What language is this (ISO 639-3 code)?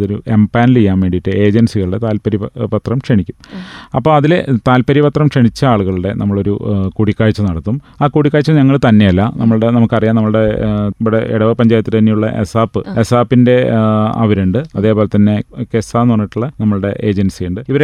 mal